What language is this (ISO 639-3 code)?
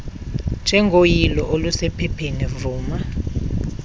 xho